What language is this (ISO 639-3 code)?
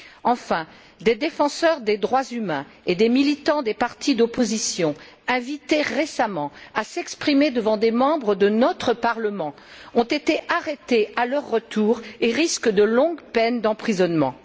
fra